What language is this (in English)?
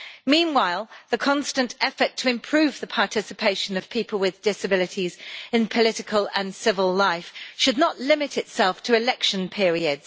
English